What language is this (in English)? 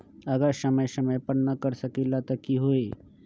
Magahi